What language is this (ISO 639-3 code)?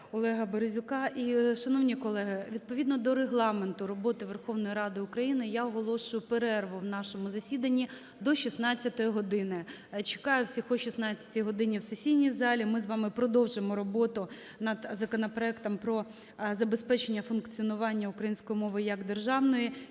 ukr